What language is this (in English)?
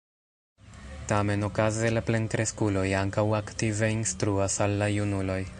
Esperanto